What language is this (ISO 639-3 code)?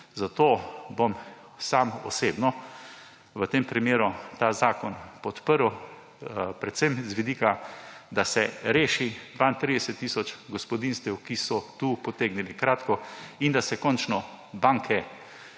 slv